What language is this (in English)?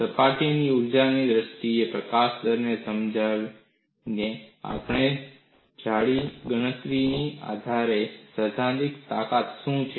Gujarati